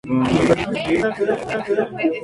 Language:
Spanish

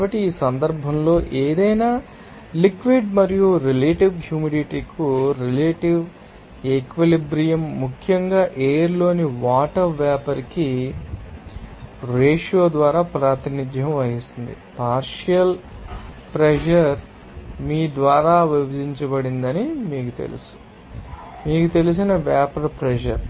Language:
Telugu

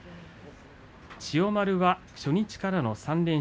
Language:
Japanese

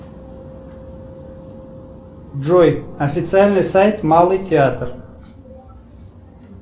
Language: Russian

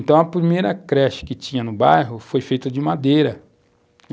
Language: Portuguese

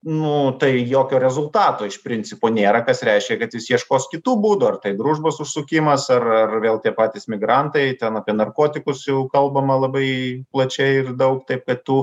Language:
Lithuanian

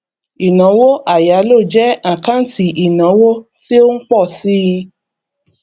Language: Yoruba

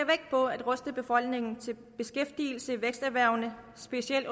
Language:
Danish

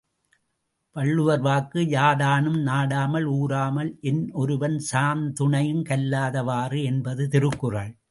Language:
Tamil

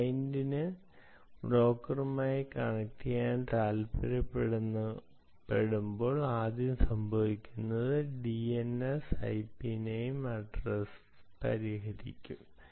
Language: Malayalam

